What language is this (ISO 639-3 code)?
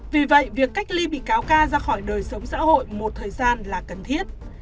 vie